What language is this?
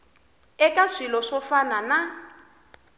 Tsonga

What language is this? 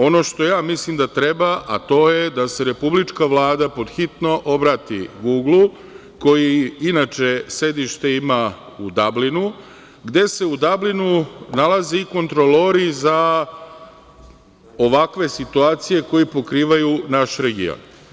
Serbian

